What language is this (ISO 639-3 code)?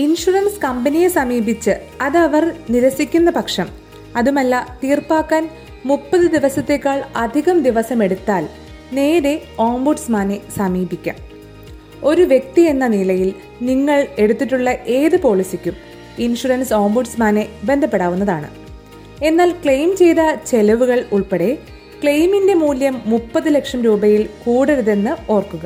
mal